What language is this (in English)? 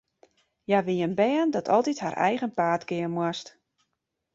Western Frisian